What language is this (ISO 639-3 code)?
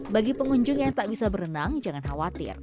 ind